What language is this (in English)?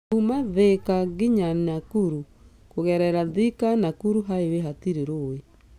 Kikuyu